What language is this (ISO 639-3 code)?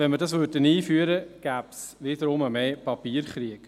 gsw